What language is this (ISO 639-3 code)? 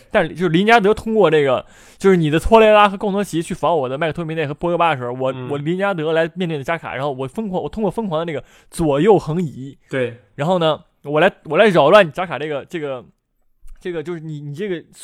zho